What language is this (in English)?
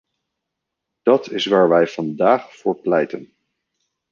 Dutch